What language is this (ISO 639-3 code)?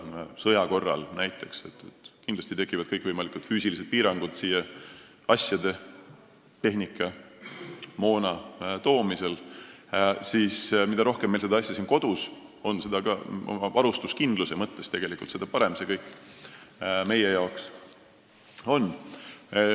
est